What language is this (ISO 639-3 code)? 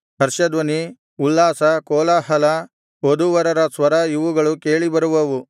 kan